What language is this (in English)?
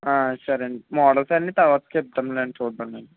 Telugu